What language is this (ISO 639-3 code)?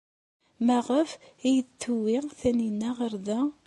kab